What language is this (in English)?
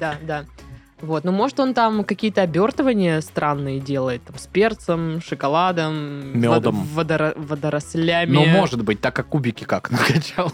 Russian